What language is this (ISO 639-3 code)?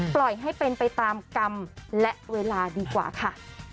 tha